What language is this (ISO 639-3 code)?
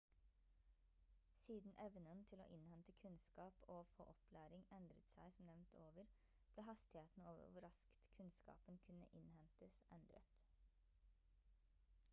nob